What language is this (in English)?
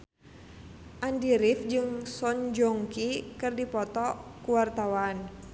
Sundanese